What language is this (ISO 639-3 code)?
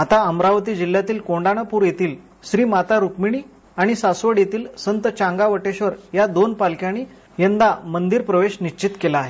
mar